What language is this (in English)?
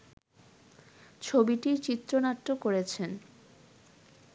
Bangla